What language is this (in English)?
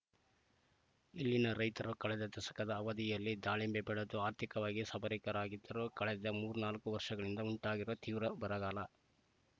Kannada